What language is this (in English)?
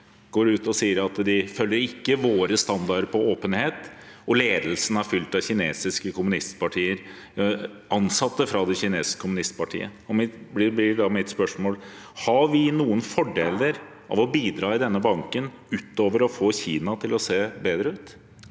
Norwegian